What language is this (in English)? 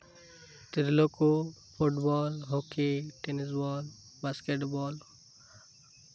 Santali